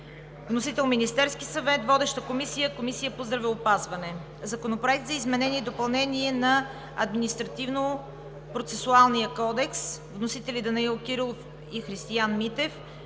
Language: Bulgarian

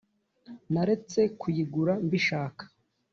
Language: Kinyarwanda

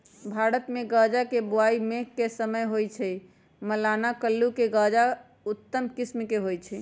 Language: Magahi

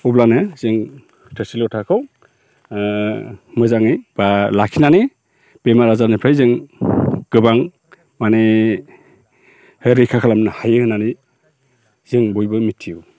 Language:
Bodo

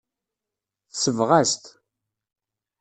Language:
Kabyle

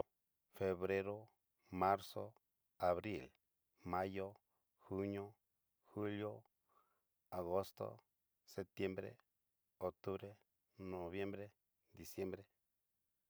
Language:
Cacaloxtepec Mixtec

